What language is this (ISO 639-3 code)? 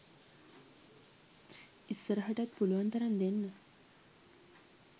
sin